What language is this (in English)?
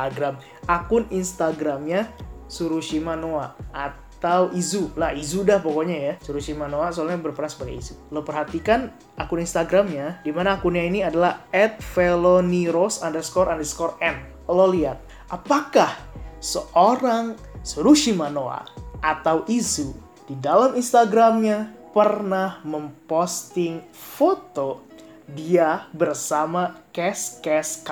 Indonesian